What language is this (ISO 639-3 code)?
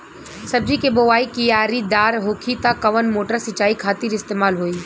bho